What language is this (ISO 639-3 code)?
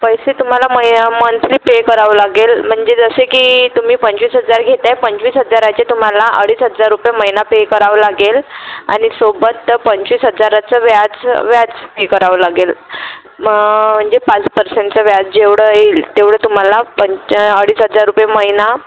mar